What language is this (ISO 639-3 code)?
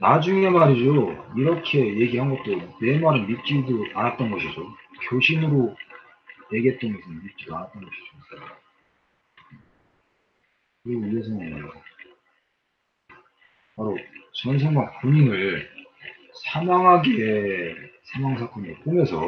kor